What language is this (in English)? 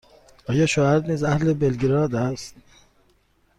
Persian